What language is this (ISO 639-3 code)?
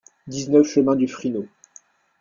fra